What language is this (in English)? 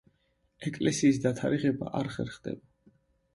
Georgian